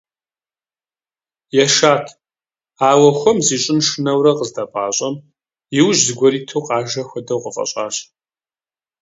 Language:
Kabardian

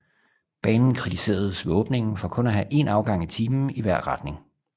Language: Danish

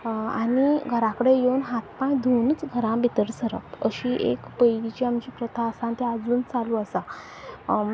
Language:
Konkani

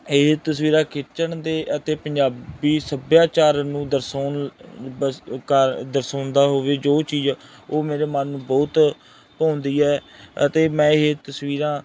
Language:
Punjabi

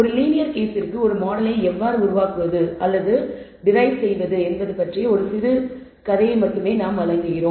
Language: Tamil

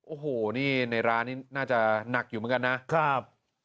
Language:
Thai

